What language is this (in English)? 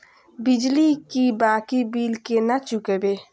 Maithili